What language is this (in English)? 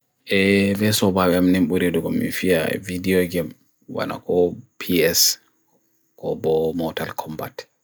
Bagirmi Fulfulde